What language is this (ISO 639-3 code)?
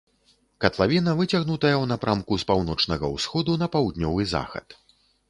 bel